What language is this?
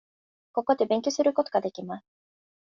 Japanese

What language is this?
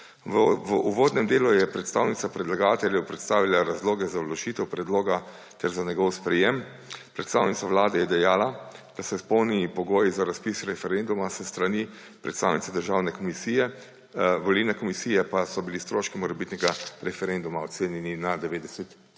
Slovenian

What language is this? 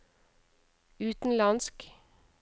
Norwegian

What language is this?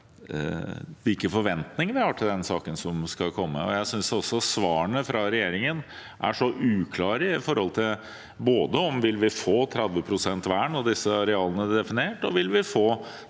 Norwegian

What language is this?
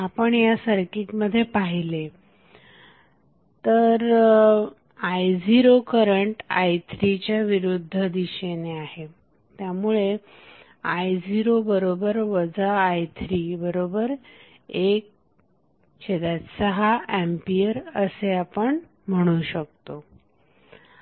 Marathi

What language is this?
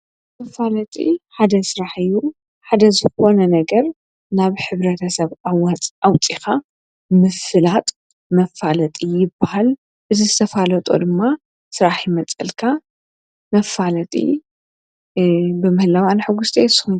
Tigrinya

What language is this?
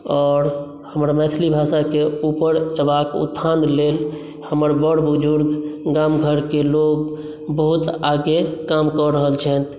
Maithili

